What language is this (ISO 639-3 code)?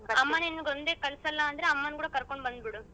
kan